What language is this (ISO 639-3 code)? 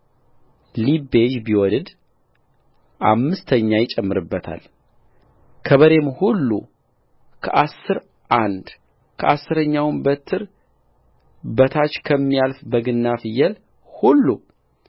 amh